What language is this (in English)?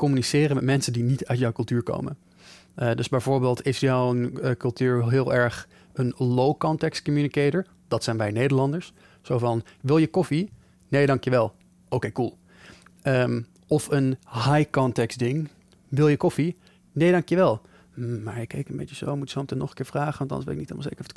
Dutch